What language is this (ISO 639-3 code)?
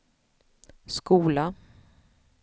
swe